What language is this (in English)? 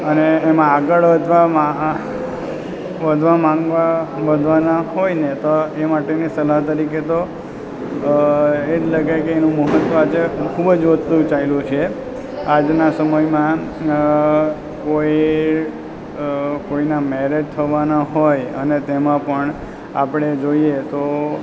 Gujarati